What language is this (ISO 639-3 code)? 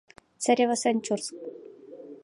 chm